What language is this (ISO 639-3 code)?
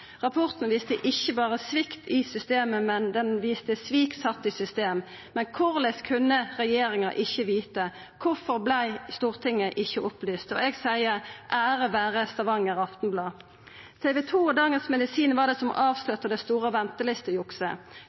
nno